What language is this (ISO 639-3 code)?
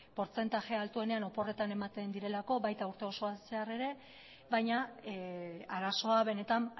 eus